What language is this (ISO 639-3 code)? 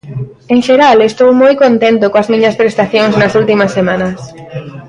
glg